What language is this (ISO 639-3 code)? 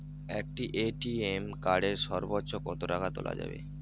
ben